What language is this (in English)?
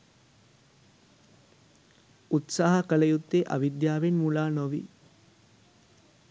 Sinhala